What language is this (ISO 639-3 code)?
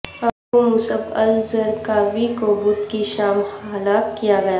urd